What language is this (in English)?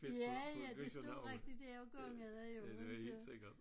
Danish